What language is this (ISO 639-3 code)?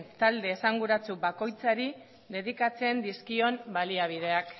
eus